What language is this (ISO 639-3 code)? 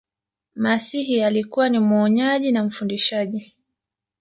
swa